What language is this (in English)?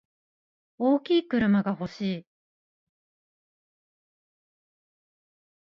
Japanese